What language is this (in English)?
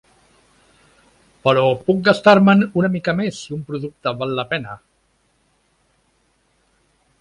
Catalan